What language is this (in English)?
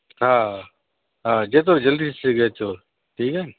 Sindhi